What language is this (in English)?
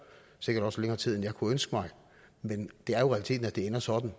Danish